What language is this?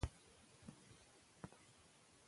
Pashto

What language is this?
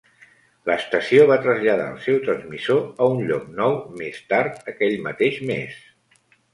Catalan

